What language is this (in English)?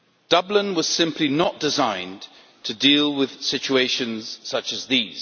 English